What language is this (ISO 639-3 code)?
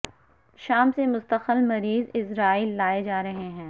urd